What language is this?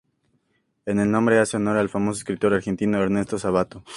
Spanish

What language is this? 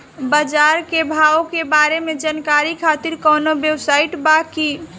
Bhojpuri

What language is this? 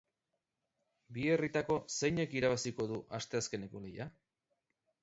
Basque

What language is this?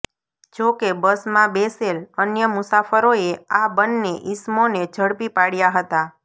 Gujarati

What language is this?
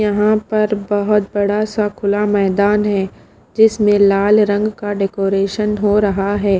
Hindi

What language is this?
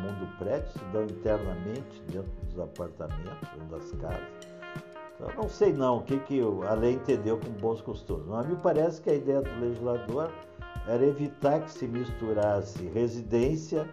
Portuguese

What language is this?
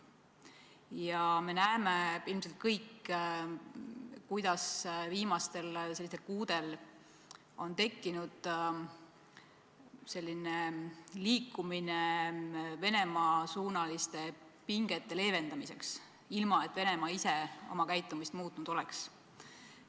Estonian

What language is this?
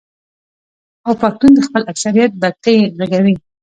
Pashto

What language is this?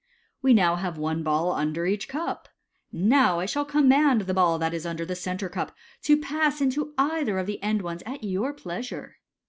English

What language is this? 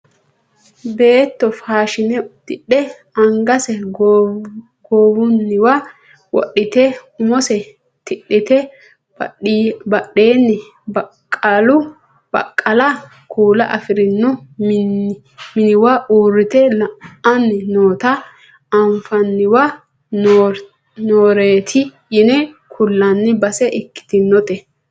Sidamo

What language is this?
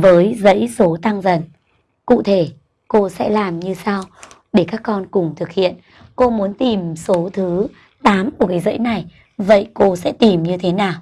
Vietnamese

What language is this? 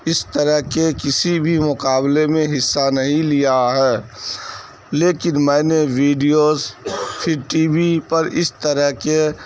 Urdu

